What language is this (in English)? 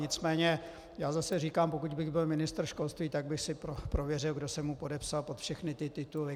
Czech